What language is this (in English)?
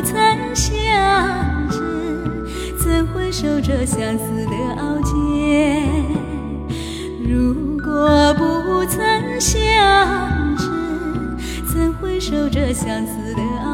Chinese